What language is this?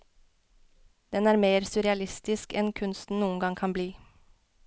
Norwegian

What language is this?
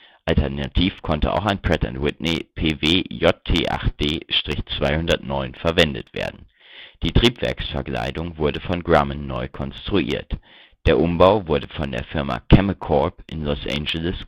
German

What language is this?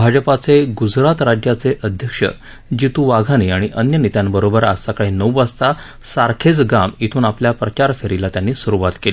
Marathi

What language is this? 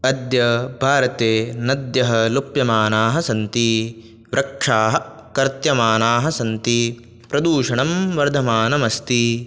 Sanskrit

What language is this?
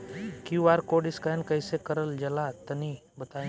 Bhojpuri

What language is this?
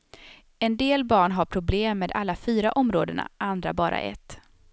Swedish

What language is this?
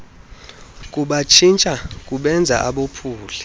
Xhosa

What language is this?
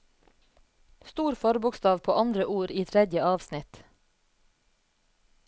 Norwegian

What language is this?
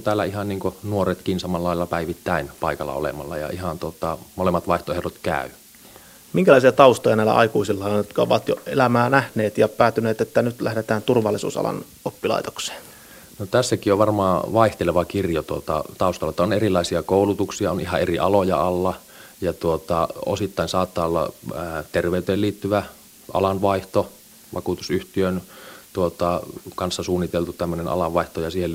Finnish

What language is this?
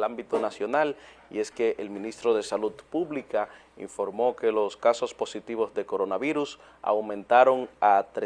Spanish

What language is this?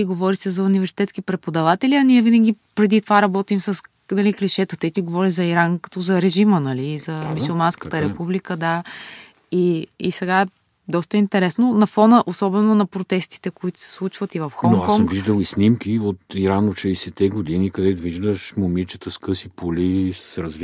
Bulgarian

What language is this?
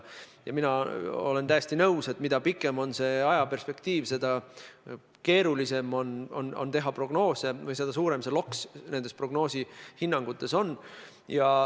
Estonian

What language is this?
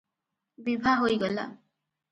Odia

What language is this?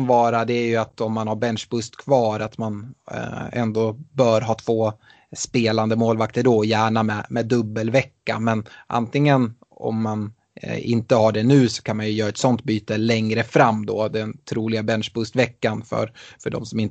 Swedish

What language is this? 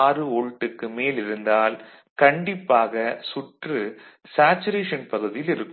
Tamil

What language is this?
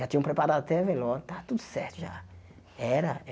Portuguese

